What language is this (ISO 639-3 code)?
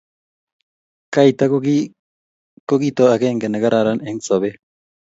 kln